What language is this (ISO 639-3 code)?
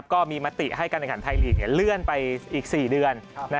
tha